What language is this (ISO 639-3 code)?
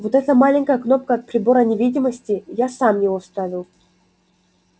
rus